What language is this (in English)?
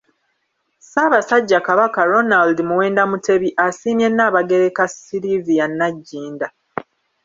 Ganda